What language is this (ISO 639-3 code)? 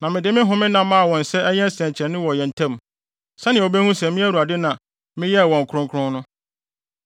aka